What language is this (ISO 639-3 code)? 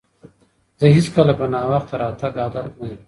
pus